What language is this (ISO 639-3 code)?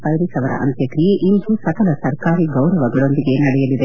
kan